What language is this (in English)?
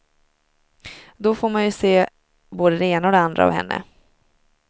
Swedish